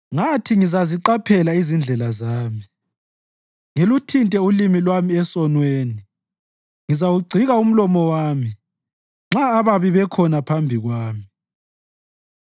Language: North Ndebele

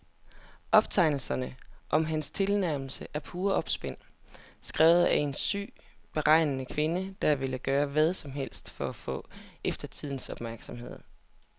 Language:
Danish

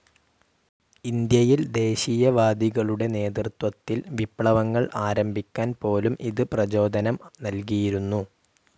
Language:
Malayalam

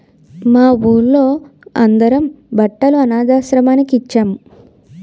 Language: Telugu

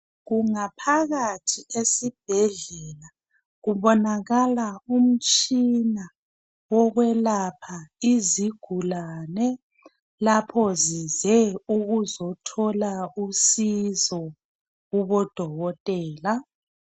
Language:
North Ndebele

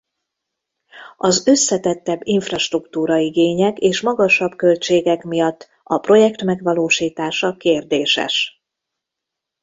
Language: Hungarian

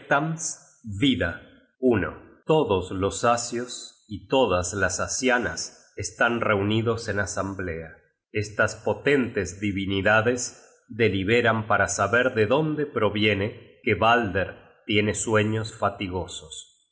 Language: Spanish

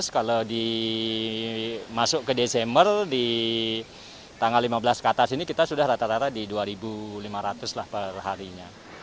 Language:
Indonesian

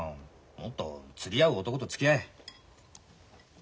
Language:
Japanese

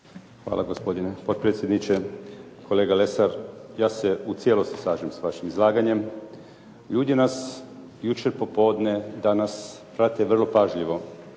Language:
Croatian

